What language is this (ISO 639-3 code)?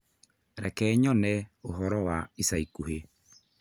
kik